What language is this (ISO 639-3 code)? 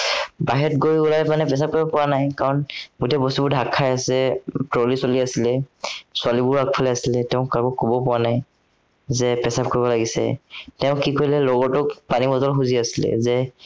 asm